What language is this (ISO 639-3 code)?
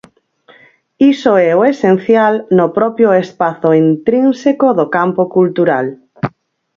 glg